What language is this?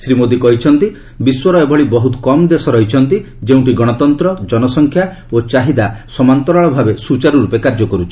Odia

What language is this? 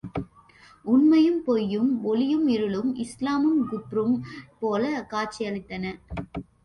Tamil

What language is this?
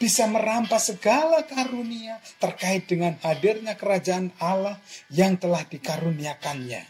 Indonesian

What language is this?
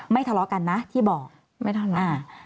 Thai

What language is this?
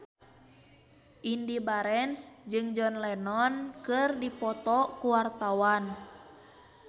Sundanese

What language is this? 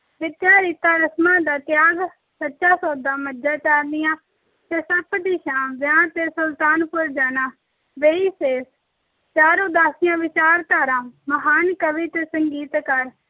Punjabi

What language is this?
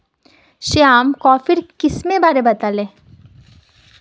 Magahi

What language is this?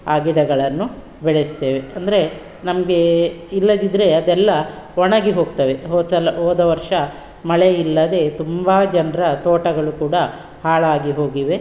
Kannada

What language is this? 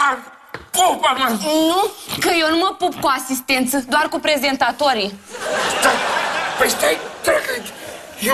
Romanian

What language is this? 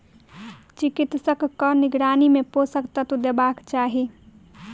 Maithili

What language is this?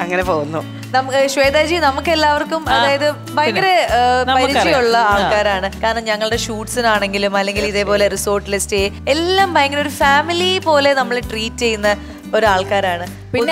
Malayalam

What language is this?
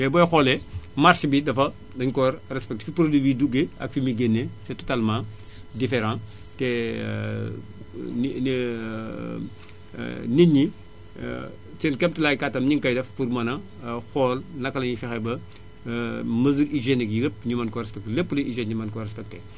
Wolof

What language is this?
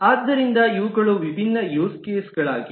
Kannada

